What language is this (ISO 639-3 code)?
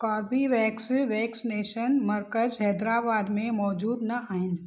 snd